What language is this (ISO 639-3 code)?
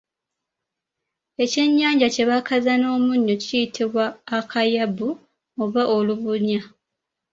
lug